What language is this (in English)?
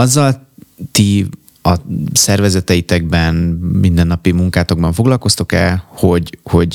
Hungarian